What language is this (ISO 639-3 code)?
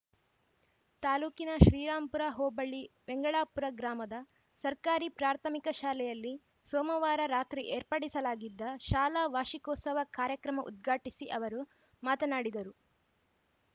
kan